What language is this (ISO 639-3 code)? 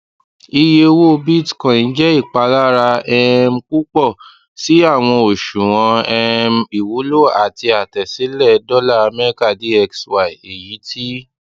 yor